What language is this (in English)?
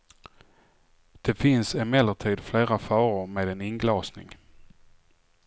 Swedish